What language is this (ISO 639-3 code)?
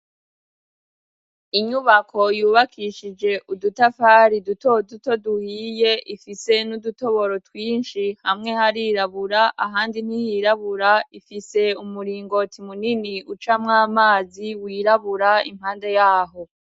run